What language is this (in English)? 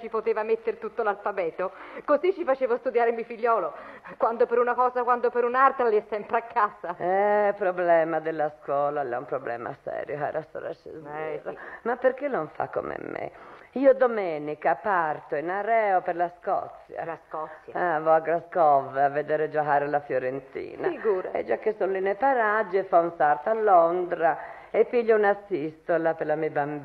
Italian